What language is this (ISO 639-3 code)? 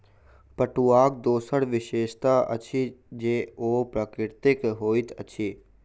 mai